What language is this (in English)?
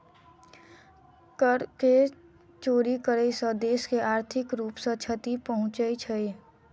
Maithili